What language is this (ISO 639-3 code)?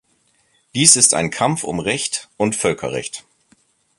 deu